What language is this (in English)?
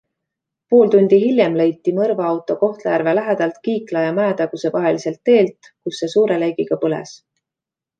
Estonian